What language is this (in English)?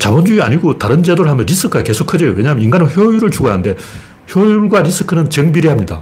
Korean